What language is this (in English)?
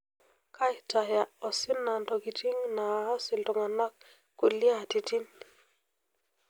Masai